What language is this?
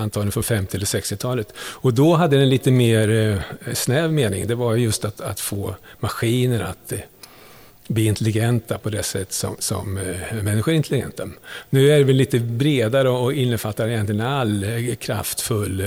Swedish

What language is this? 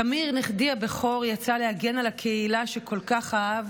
Hebrew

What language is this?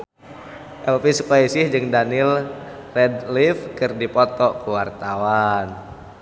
Sundanese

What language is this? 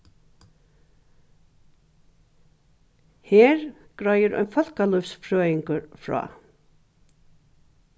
Faroese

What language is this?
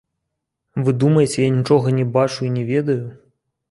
Belarusian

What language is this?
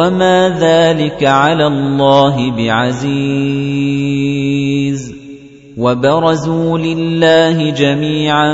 Arabic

